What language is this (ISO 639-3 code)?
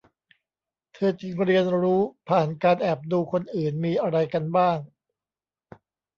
tha